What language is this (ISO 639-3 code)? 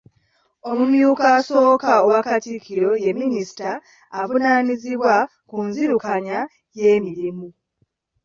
lug